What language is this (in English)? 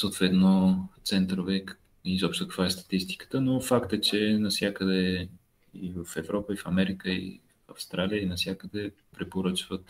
Bulgarian